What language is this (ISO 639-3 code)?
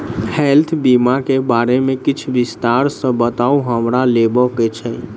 mai